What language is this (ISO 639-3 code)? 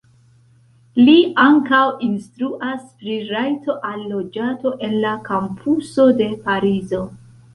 epo